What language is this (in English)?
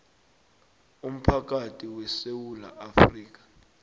South Ndebele